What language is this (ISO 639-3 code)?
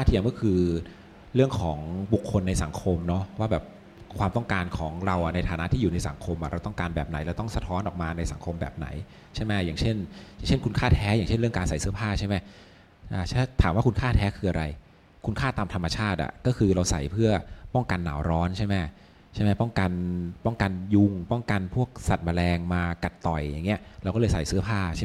tha